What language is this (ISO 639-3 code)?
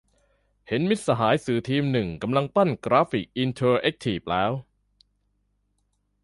tha